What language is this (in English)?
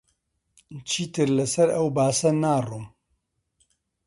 Central Kurdish